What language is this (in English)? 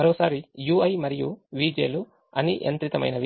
Telugu